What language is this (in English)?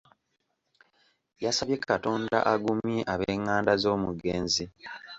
Ganda